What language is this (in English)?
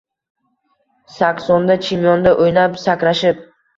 Uzbek